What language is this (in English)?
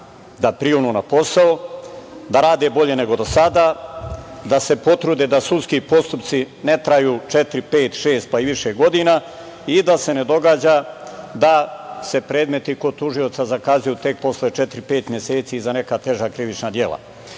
Serbian